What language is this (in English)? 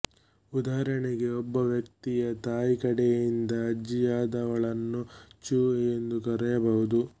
Kannada